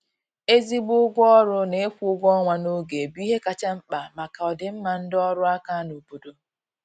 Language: Igbo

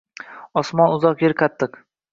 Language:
Uzbek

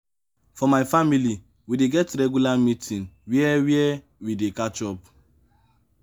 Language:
Nigerian Pidgin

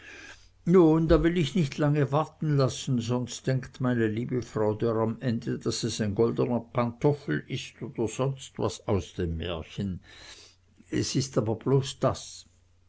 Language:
German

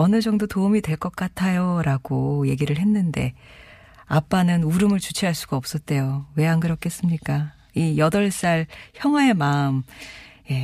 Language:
Korean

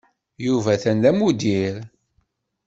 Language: Kabyle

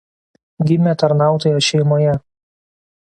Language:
Lithuanian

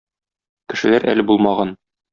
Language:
Tatar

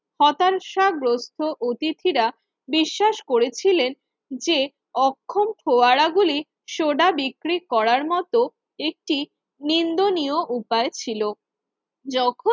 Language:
Bangla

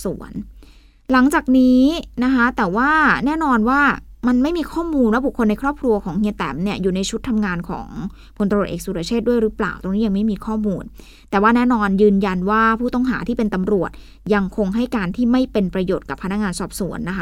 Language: Thai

